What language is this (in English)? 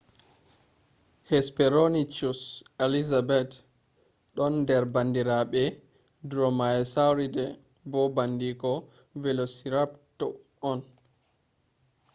Fula